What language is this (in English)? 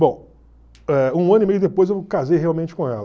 Portuguese